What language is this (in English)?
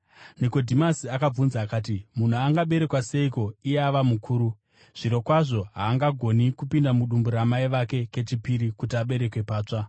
Shona